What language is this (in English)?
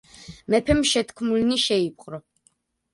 Georgian